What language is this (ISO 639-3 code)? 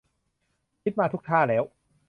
tha